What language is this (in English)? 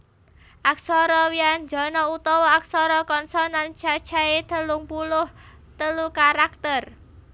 Javanese